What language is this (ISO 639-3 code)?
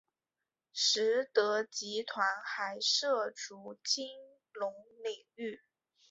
zho